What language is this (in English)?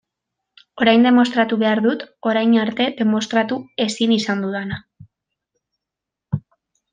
Basque